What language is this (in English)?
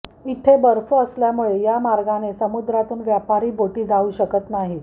Marathi